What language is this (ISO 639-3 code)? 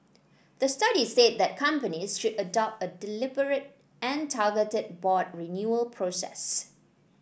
eng